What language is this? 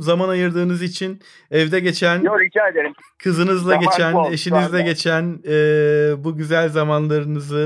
Turkish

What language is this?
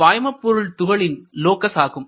Tamil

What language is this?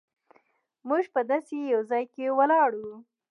Pashto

